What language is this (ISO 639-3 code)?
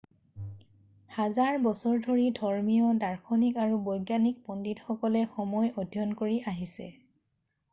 asm